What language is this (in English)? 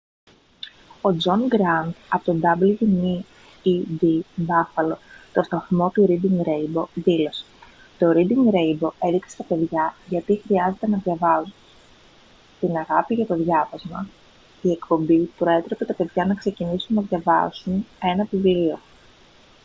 Greek